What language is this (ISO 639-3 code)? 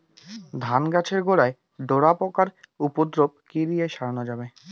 ben